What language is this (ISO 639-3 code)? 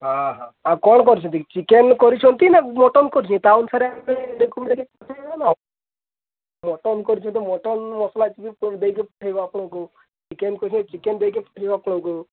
ori